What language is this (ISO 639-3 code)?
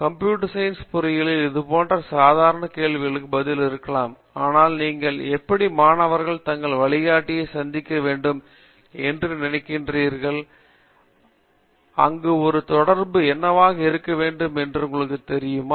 tam